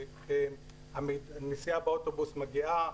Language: Hebrew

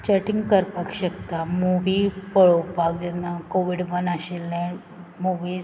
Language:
Konkani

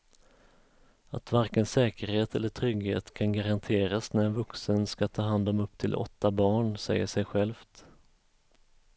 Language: Swedish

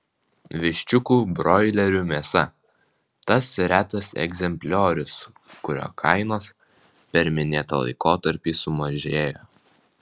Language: Lithuanian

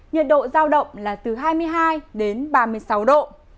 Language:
Vietnamese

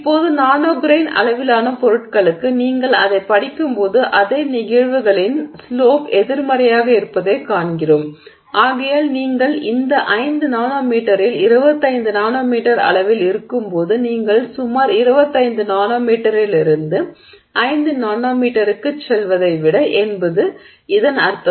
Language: Tamil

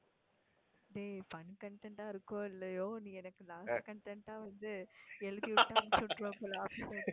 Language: Tamil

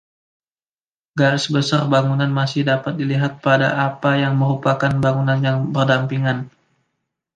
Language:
Indonesian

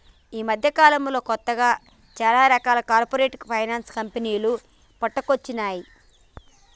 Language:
Telugu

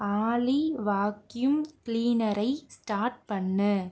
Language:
Tamil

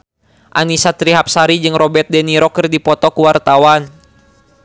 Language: Sundanese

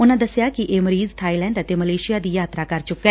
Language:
Punjabi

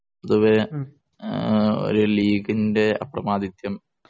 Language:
Malayalam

